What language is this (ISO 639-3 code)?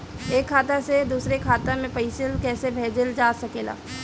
bho